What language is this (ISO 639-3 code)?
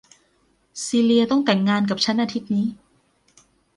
tha